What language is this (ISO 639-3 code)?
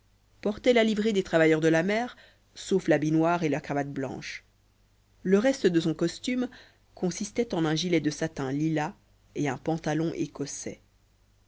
fra